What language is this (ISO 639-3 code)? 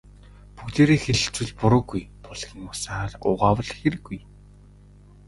mon